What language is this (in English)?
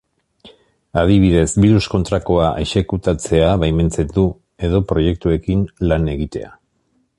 Basque